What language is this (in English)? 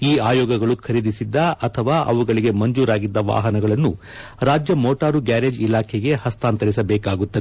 Kannada